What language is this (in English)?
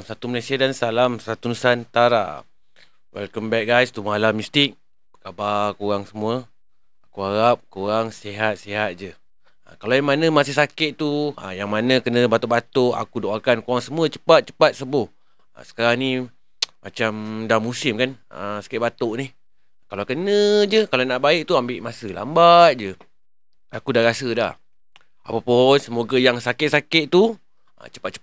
Malay